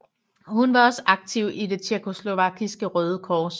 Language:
Danish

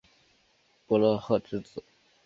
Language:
Chinese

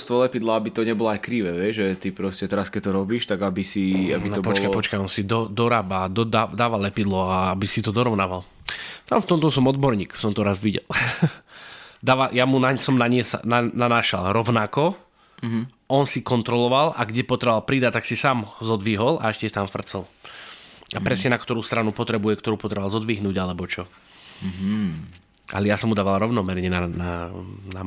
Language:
Slovak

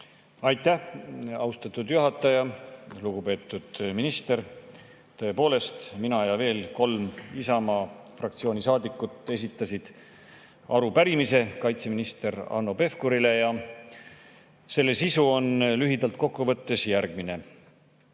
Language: Estonian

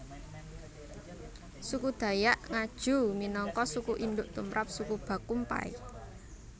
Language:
Javanese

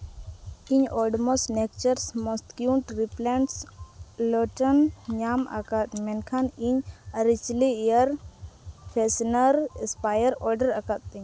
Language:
Santali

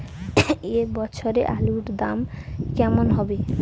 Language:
Bangla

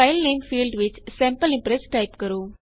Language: Punjabi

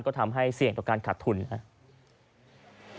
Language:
Thai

